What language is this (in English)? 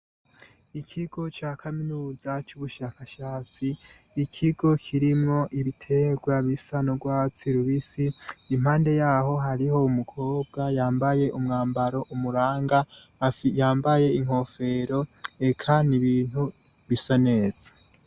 Rundi